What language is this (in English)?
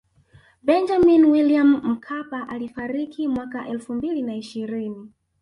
Swahili